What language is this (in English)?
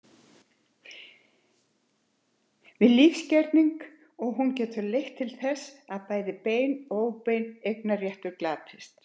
Icelandic